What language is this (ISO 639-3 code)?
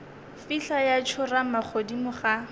nso